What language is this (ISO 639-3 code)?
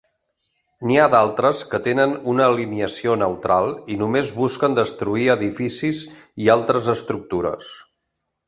cat